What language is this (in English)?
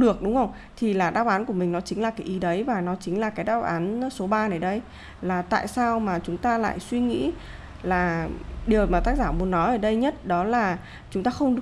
Vietnamese